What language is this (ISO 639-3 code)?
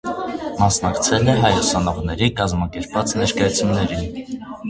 hye